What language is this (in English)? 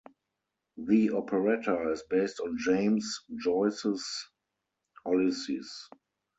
English